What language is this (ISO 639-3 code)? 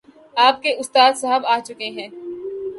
urd